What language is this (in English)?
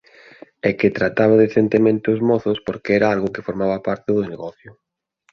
Galician